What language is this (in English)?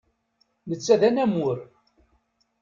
Kabyle